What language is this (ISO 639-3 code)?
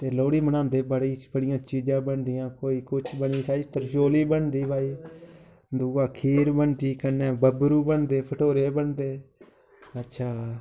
doi